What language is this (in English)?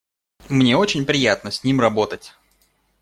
Russian